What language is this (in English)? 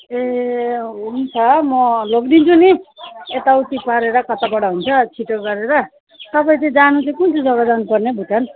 Nepali